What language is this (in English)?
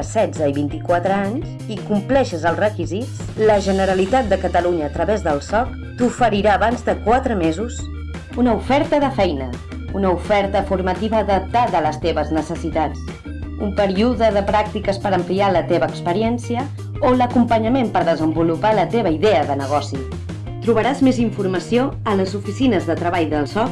Catalan